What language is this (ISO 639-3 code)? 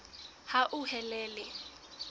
sot